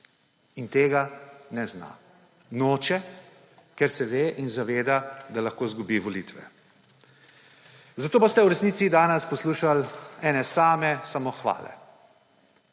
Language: Slovenian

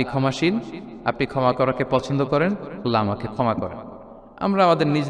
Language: Arabic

